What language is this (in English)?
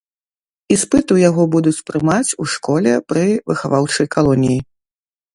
Belarusian